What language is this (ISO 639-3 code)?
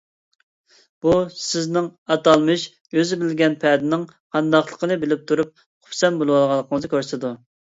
uig